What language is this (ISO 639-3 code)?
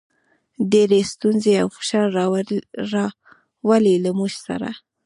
pus